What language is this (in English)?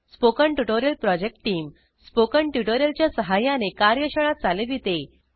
Marathi